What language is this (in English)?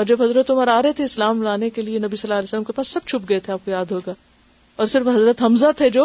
Urdu